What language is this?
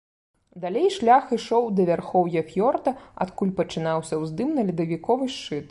Belarusian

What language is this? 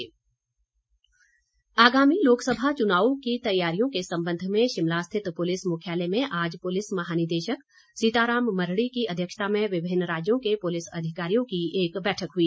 Hindi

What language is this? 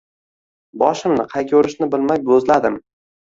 Uzbek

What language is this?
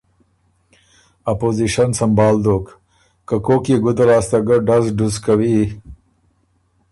Ormuri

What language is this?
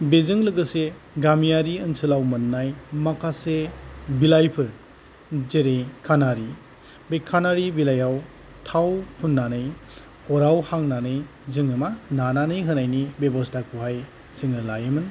Bodo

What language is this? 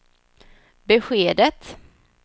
Swedish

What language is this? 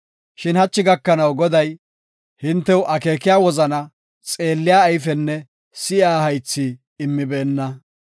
Gofa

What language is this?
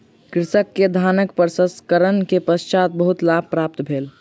Maithili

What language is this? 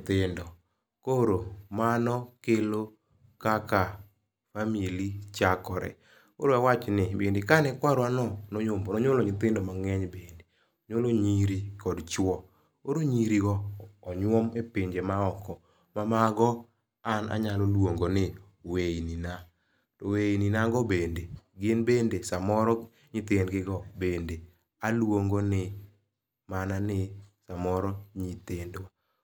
Luo (Kenya and Tanzania)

